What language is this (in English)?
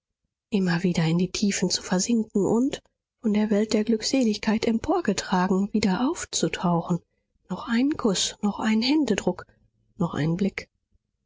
German